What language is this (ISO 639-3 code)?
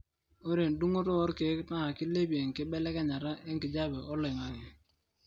mas